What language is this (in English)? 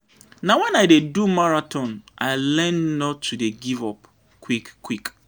Nigerian Pidgin